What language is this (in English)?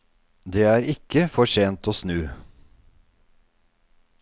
Norwegian